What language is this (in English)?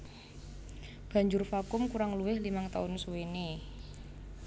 Javanese